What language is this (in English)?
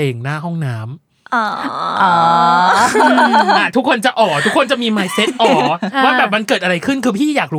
Thai